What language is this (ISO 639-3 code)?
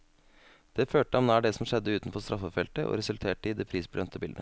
nor